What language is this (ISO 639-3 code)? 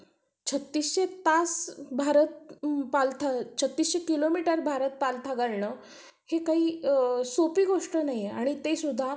mar